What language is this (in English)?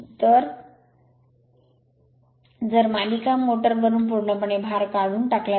Marathi